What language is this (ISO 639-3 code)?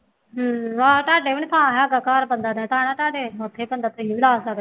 pan